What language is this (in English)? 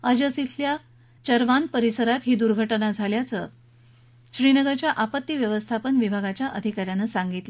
Marathi